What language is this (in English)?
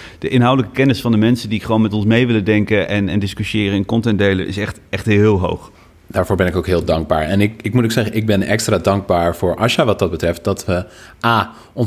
Dutch